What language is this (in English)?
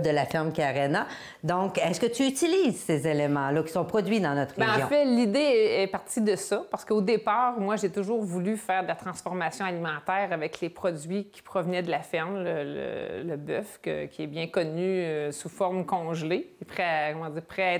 French